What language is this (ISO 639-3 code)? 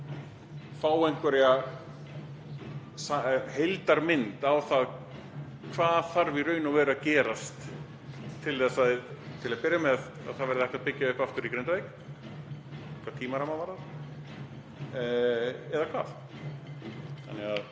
isl